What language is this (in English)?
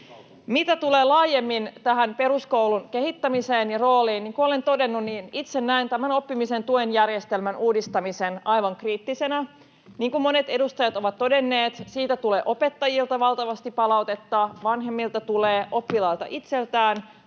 Finnish